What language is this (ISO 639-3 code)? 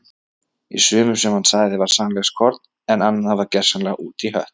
isl